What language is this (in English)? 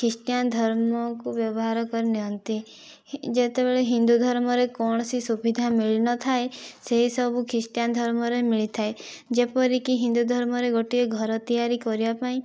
Odia